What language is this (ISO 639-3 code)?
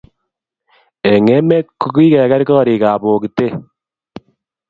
kln